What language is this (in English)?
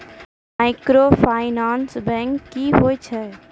Maithili